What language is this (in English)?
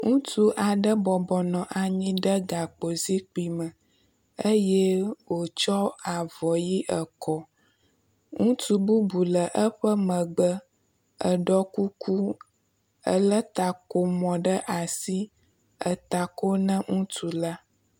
Ewe